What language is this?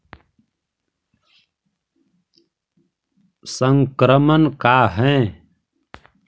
Magahi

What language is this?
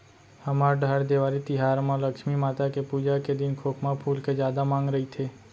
Chhattisgarhi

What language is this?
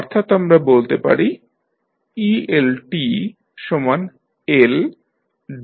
Bangla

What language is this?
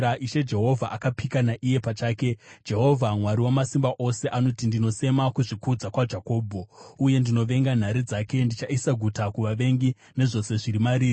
Shona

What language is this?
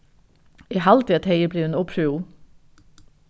Faroese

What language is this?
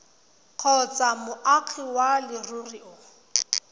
Tswana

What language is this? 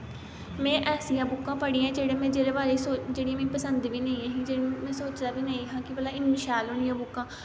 Dogri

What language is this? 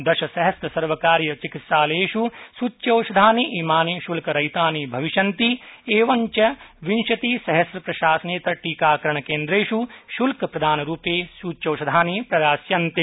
Sanskrit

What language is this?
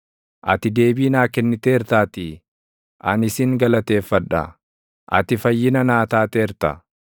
Oromo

